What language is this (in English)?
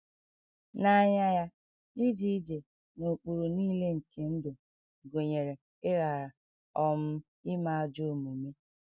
Igbo